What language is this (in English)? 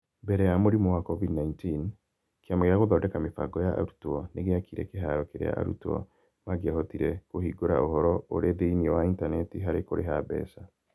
Kikuyu